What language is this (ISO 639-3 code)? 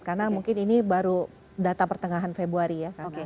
ind